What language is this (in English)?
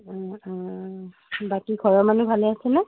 Assamese